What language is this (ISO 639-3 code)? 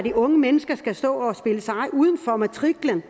dan